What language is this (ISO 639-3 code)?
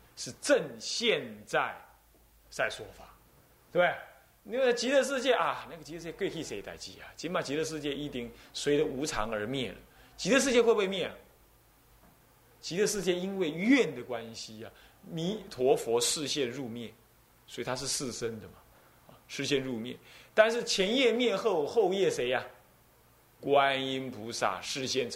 zho